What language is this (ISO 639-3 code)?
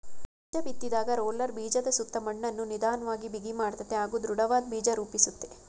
kan